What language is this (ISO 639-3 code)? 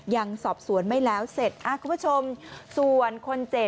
tha